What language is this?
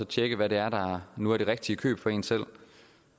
Danish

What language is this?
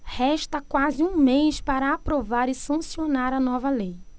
Portuguese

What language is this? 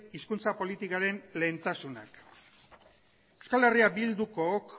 Basque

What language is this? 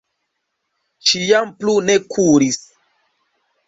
Esperanto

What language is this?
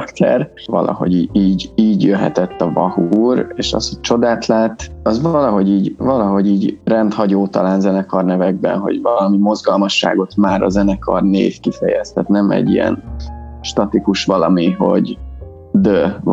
Hungarian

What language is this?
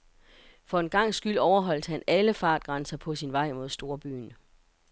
Danish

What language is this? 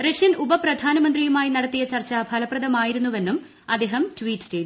Malayalam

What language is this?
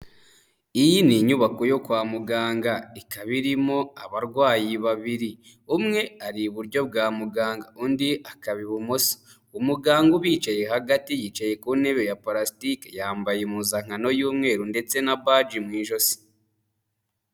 Kinyarwanda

